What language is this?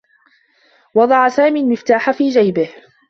Arabic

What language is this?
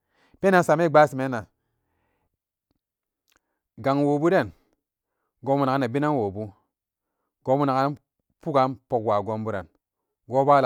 Samba Daka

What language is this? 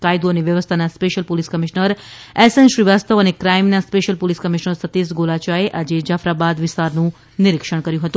Gujarati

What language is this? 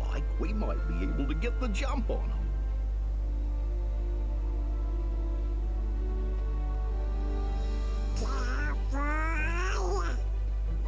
German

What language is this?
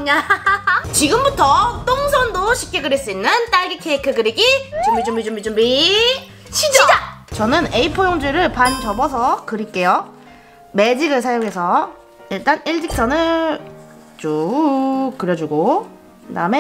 Korean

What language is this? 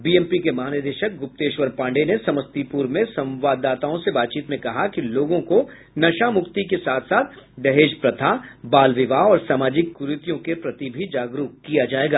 Hindi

